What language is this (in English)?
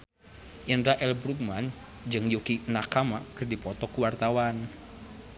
Sundanese